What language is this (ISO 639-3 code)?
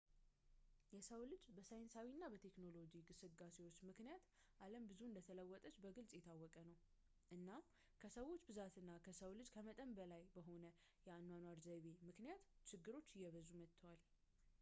amh